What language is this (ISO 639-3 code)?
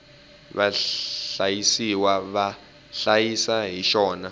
tso